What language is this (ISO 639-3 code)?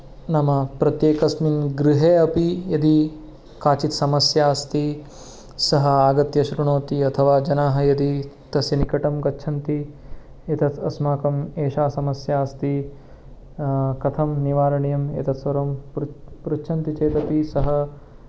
san